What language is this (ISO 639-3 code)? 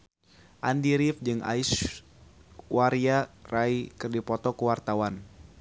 sun